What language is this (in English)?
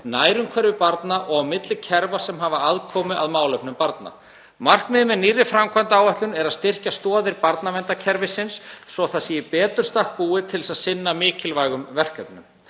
Icelandic